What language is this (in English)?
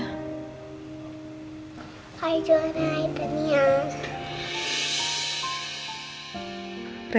Indonesian